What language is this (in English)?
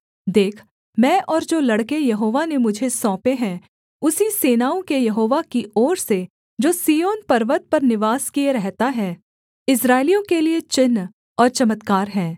Hindi